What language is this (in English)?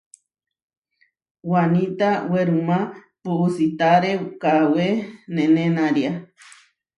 Huarijio